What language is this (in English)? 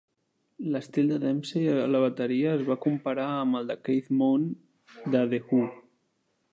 Catalan